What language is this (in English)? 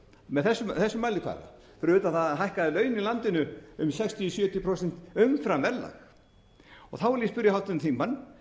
Icelandic